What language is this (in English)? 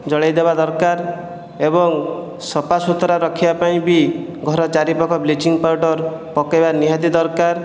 Odia